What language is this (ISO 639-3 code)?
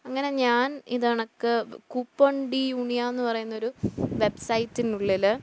mal